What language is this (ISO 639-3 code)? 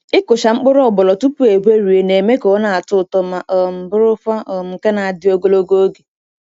ibo